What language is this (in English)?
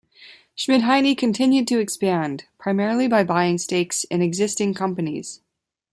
English